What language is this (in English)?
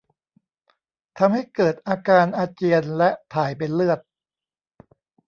Thai